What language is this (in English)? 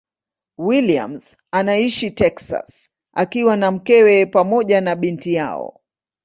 Swahili